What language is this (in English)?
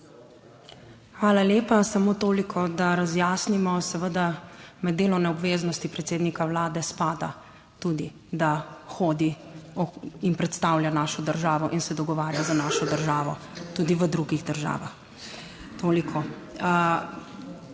Slovenian